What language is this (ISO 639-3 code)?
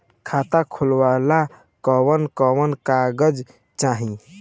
bho